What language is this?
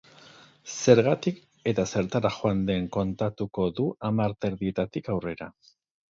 Basque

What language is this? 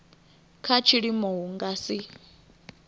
Venda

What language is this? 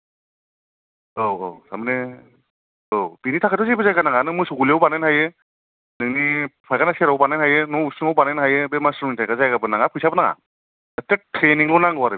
Bodo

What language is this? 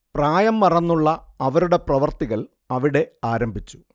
Malayalam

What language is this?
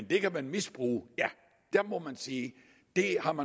Danish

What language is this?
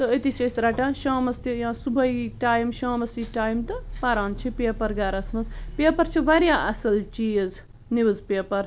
Kashmiri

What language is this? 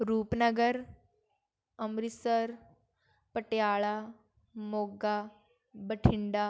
Punjabi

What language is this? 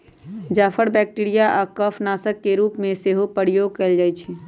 Magahi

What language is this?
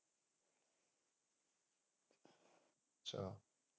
Punjabi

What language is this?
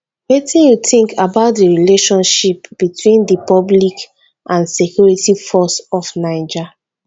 Nigerian Pidgin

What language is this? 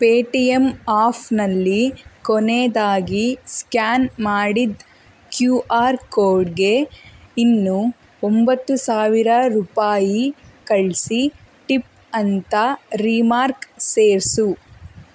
Kannada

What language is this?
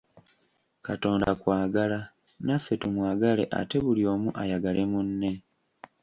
Ganda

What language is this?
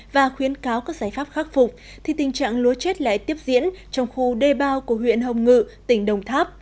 Vietnamese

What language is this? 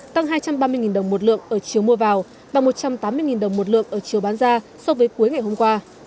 Vietnamese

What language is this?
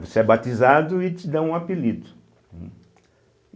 Portuguese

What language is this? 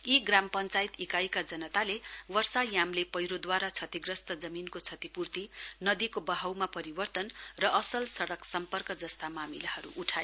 Nepali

